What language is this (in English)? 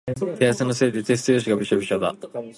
Japanese